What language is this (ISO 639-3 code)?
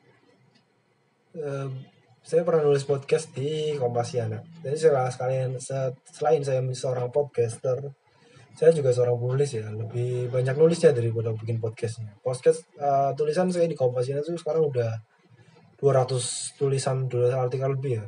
ind